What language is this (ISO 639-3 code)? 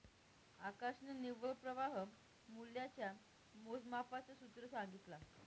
mar